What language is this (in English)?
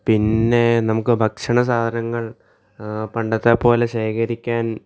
Malayalam